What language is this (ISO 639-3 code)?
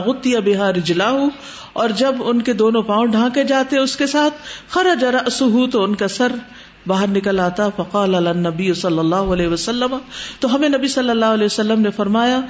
urd